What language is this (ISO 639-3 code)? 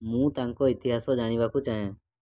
ori